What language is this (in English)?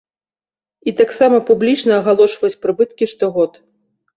Belarusian